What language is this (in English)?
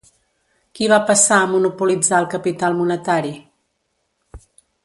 Catalan